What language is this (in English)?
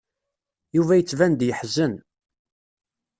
Kabyle